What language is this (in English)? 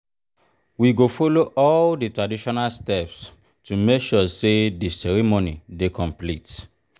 Nigerian Pidgin